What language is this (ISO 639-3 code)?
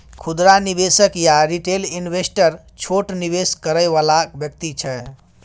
mai